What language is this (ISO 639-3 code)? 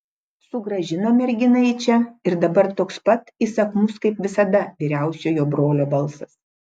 lit